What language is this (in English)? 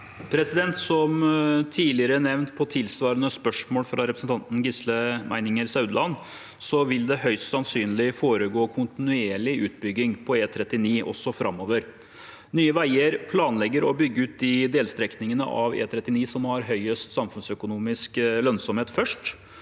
Norwegian